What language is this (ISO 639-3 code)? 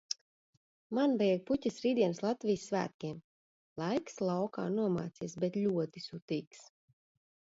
lav